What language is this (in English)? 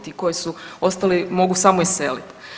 Croatian